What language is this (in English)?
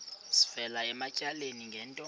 Xhosa